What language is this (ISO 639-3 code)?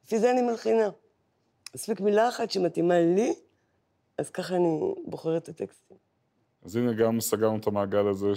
heb